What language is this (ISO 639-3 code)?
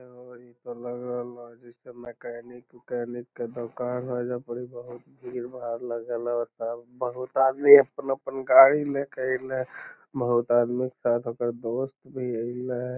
mag